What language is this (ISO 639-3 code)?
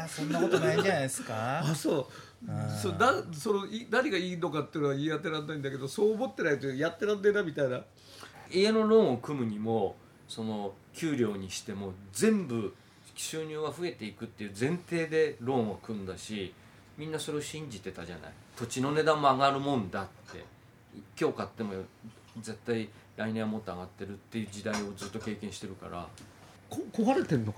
jpn